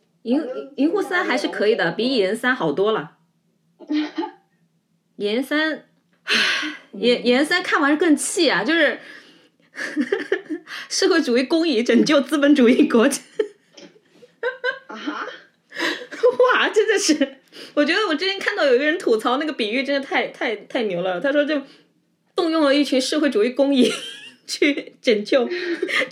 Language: Chinese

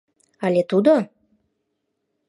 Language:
Mari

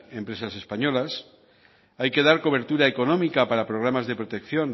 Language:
Spanish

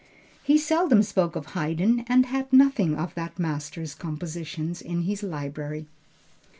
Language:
English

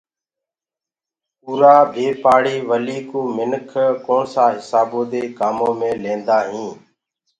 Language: Gurgula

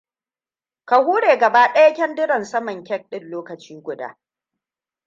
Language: Hausa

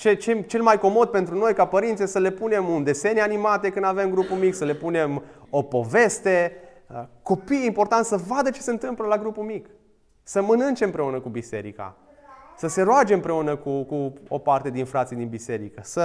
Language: Romanian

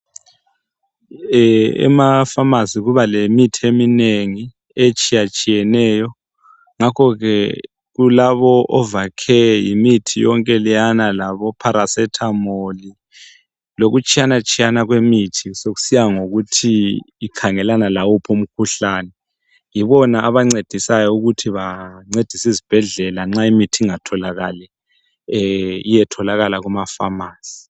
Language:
North Ndebele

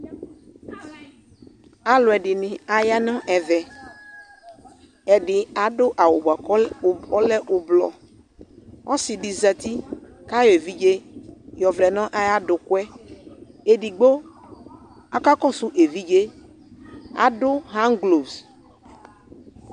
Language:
Ikposo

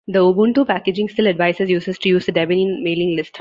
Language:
English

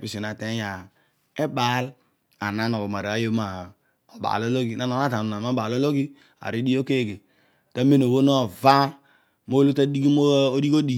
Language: Odual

